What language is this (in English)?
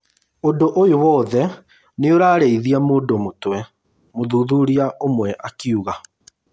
Kikuyu